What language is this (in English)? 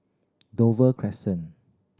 English